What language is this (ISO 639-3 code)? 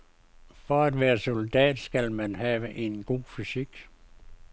dan